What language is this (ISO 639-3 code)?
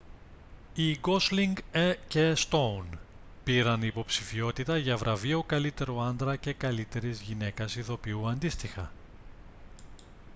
ell